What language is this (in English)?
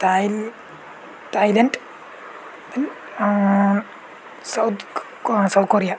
Sanskrit